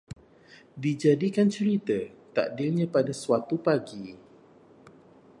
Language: Malay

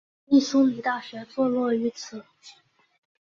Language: Chinese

